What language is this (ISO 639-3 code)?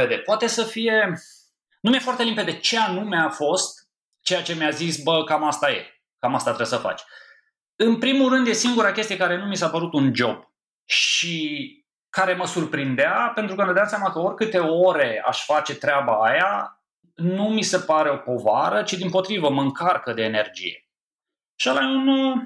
ron